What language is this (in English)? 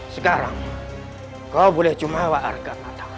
Indonesian